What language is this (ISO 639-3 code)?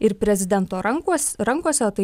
lit